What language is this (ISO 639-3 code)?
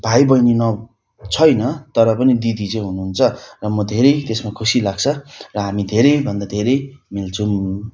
nep